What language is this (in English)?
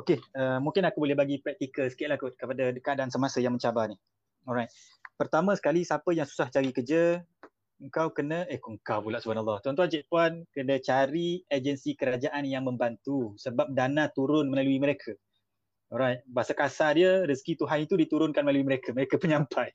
Malay